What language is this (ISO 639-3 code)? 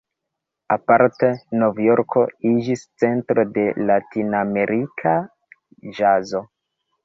epo